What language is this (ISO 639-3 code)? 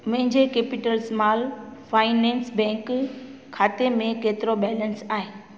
snd